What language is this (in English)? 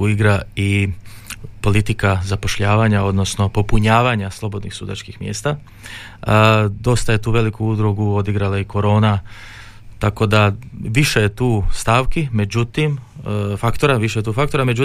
Croatian